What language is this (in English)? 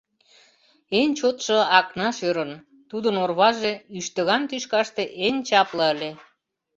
Mari